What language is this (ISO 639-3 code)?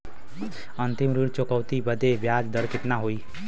bho